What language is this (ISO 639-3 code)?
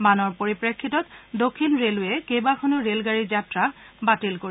asm